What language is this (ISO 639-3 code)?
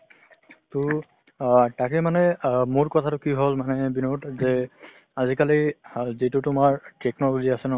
asm